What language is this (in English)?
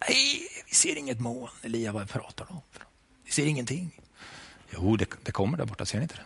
Swedish